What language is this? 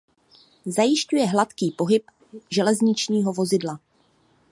Czech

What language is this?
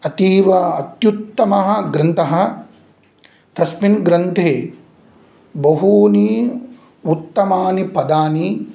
Sanskrit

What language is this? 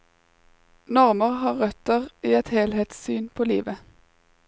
Norwegian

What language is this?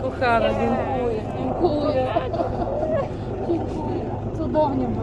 Polish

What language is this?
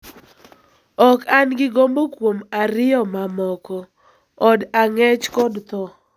Luo (Kenya and Tanzania)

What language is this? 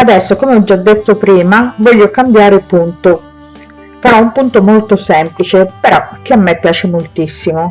Italian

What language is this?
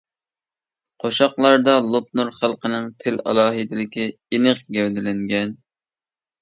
Uyghur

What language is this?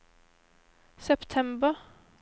Norwegian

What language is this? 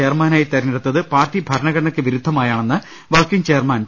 Malayalam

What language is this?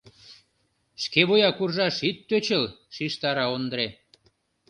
Mari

